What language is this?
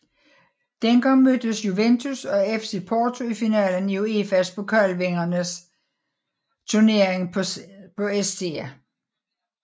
Danish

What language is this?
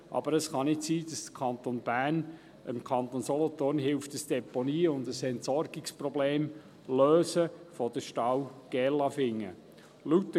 Swiss German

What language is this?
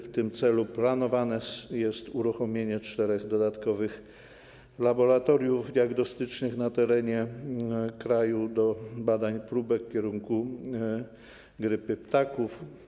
Polish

